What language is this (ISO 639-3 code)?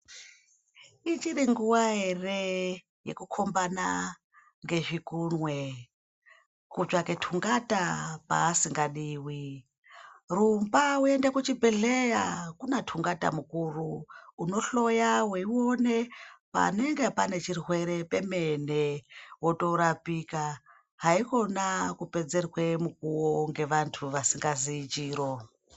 ndc